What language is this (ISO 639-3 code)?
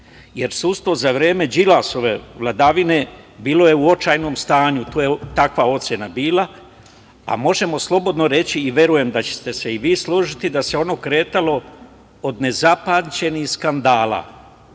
srp